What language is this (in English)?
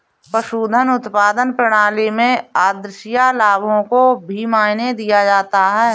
Hindi